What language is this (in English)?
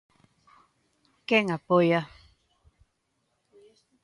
Galician